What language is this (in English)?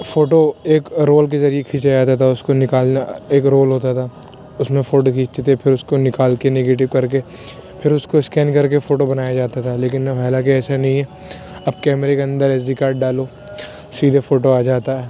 Urdu